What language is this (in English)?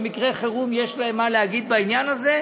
Hebrew